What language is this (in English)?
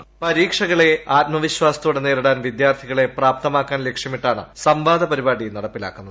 Malayalam